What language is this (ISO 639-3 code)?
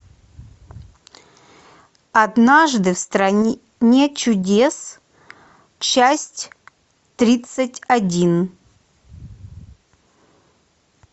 rus